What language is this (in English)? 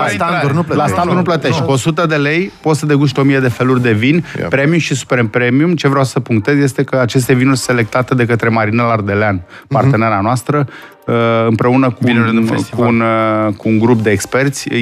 Romanian